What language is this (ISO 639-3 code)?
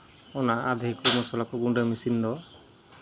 sat